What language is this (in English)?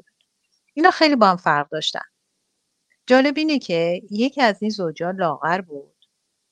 Persian